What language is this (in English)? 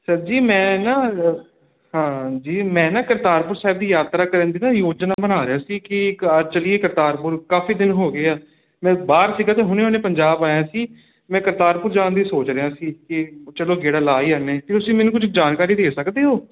Punjabi